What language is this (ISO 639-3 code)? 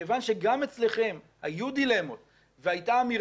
heb